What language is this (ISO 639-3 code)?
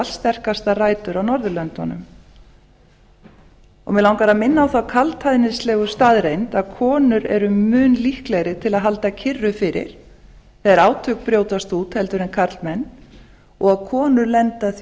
isl